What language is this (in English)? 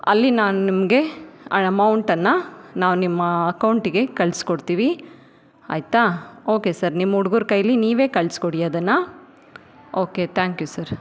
Kannada